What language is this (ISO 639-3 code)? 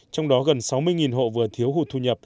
vie